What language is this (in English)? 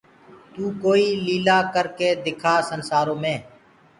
Gurgula